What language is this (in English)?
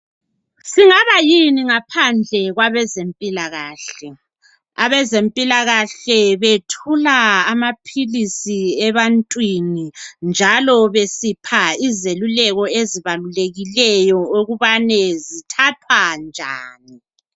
North Ndebele